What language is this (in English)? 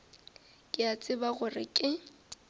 Northern Sotho